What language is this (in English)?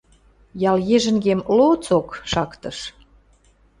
Western Mari